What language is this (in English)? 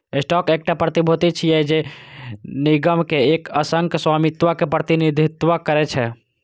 Maithili